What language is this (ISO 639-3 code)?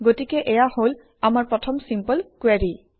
asm